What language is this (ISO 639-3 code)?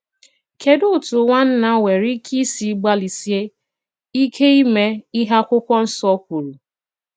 ibo